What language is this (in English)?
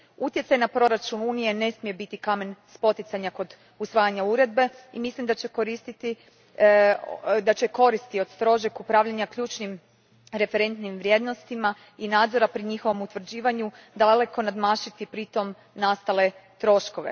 Croatian